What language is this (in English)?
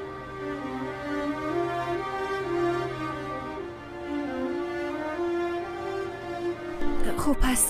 Persian